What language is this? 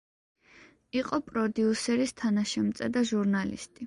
Georgian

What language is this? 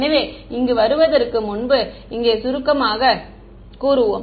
Tamil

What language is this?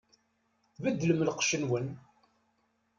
Kabyle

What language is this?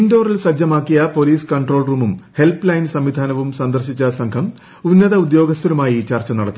Malayalam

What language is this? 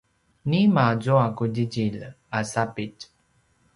Paiwan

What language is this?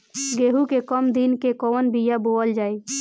Bhojpuri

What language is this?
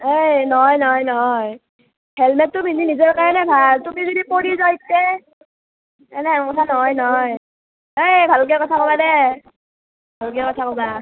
Assamese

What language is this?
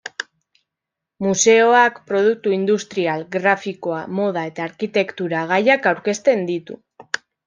Basque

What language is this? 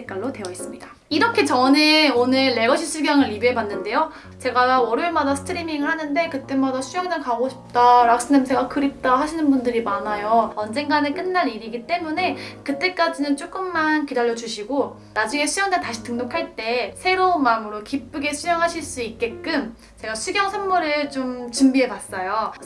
Korean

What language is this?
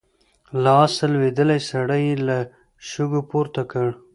Pashto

